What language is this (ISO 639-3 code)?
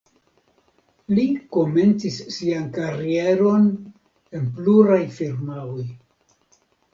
epo